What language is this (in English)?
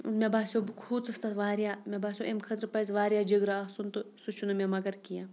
Kashmiri